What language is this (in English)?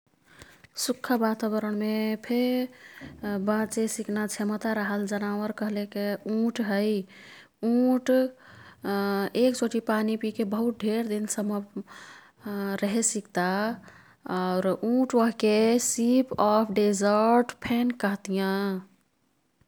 Kathoriya Tharu